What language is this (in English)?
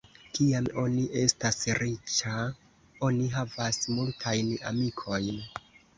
Esperanto